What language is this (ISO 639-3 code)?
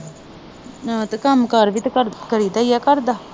pan